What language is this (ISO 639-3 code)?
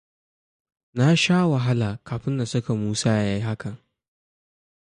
hau